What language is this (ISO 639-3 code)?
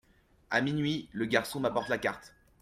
fra